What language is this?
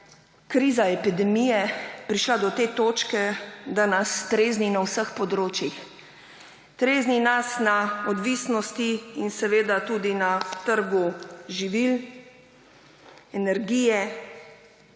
Slovenian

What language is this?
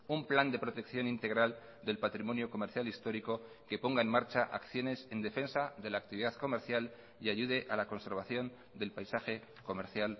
Spanish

